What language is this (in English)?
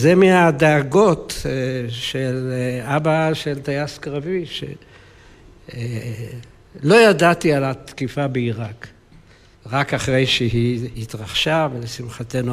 Hebrew